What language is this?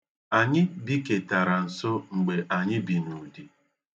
Igbo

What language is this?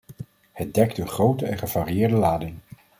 Dutch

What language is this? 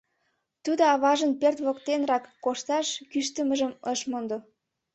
Mari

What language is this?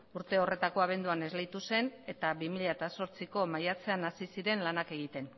Basque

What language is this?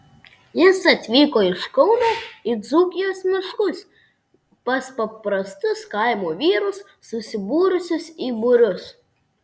Lithuanian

